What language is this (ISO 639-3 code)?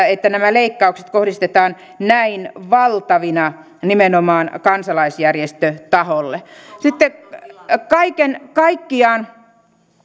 fin